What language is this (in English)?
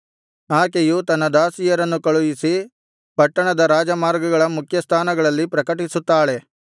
Kannada